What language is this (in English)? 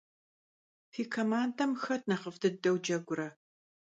Kabardian